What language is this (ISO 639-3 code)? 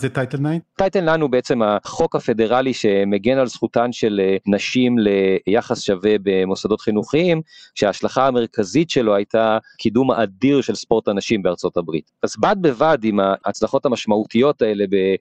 heb